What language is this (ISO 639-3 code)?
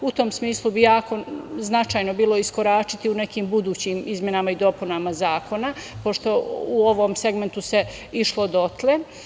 srp